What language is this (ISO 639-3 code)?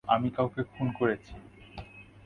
ben